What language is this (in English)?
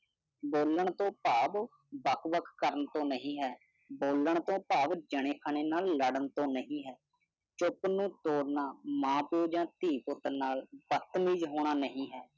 Punjabi